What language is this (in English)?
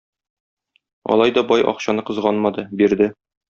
Tatar